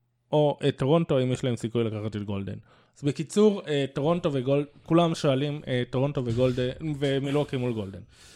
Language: Hebrew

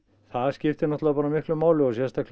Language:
Icelandic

